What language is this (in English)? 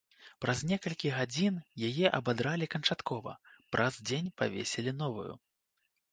Belarusian